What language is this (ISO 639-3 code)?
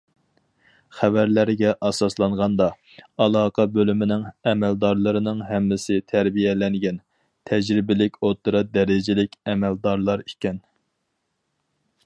uig